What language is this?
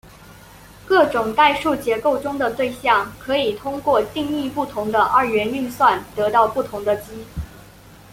Chinese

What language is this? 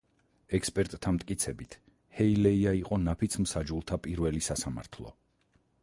Georgian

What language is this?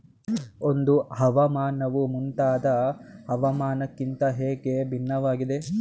Kannada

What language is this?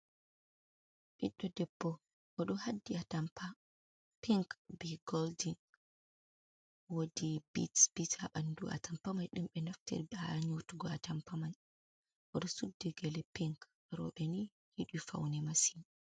Fula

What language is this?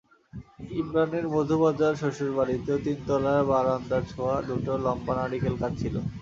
Bangla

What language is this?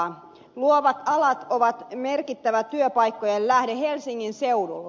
Finnish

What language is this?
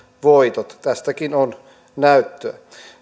Finnish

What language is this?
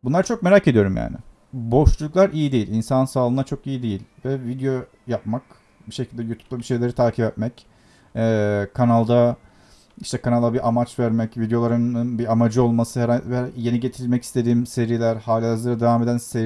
Turkish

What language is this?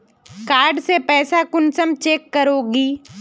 Magahi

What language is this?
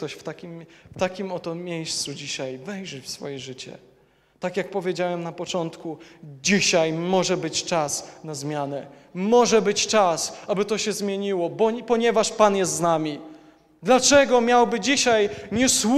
Polish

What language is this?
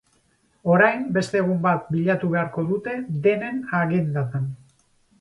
Basque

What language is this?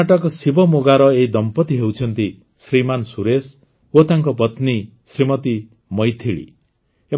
Odia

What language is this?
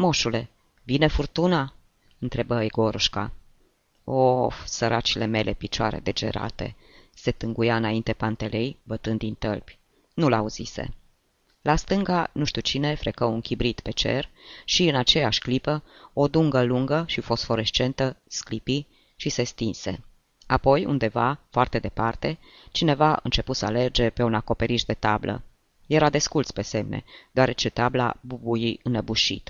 Romanian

